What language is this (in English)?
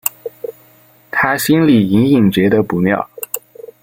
Chinese